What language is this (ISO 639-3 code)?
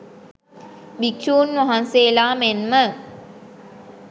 sin